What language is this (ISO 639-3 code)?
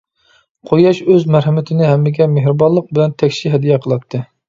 uig